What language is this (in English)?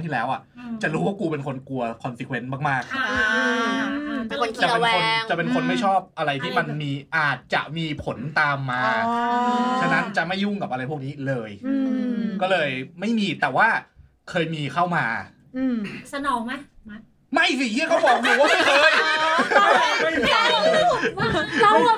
Thai